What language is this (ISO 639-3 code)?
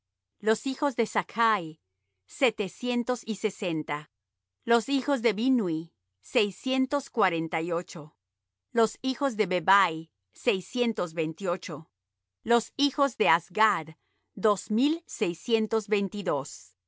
spa